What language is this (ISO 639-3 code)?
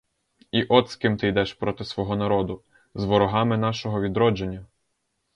ukr